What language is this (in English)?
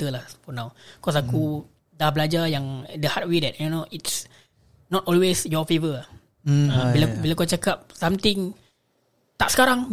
Malay